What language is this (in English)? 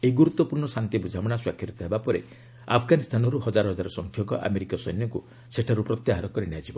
Odia